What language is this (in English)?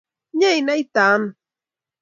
Kalenjin